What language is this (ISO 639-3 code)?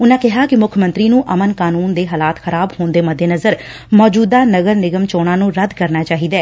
pan